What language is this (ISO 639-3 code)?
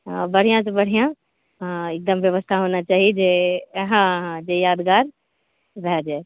mai